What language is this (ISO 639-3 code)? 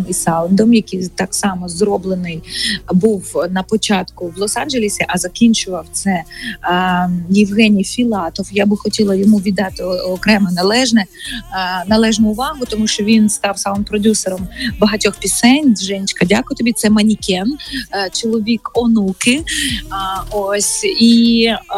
ukr